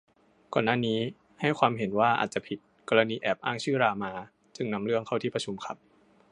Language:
Thai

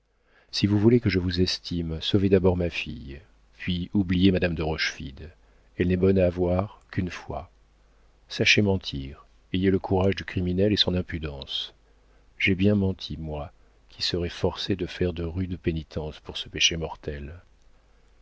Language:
French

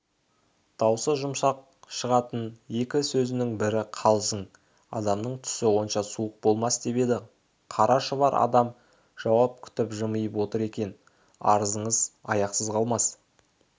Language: Kazakh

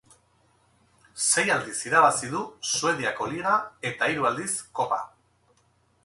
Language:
Basque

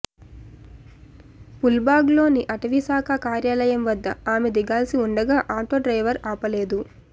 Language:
Telugu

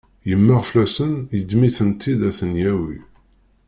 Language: Kabyle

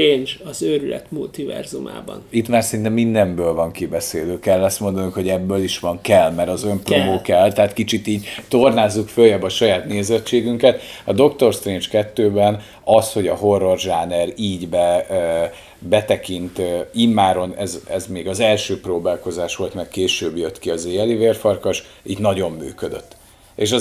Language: Hungarian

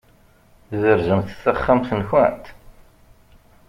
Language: Kabyle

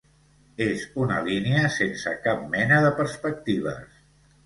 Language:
Catalan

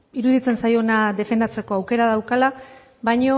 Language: Basque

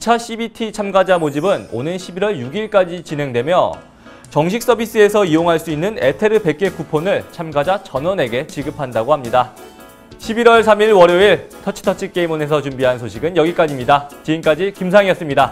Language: Korean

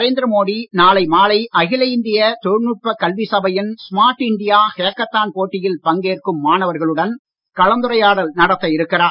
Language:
Tamil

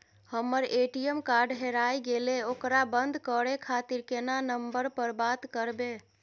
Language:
Maithili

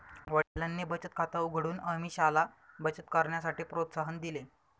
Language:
Marathi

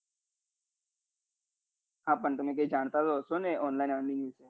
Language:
Gujarati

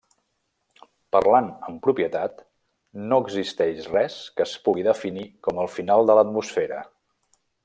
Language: Catalan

